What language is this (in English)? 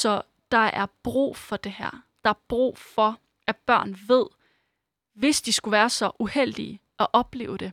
Danish